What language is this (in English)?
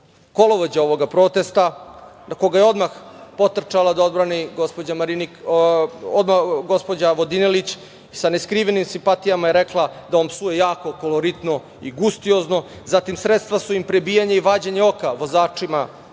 Serbian